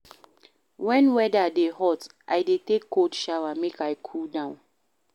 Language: Nigerian Pidgin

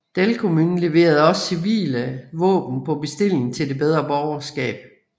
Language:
Danish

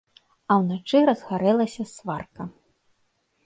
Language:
Belarusian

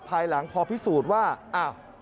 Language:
Thai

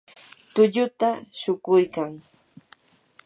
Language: Yanahuanca Pasco Quechua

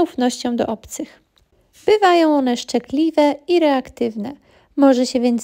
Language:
Polish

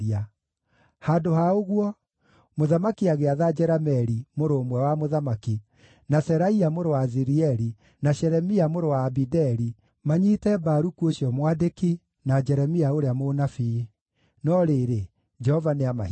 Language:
Kikuyu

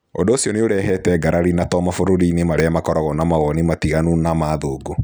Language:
Kikuyu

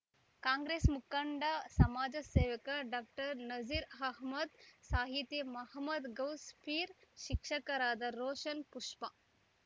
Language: Kannada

